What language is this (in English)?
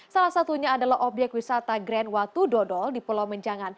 Indonesian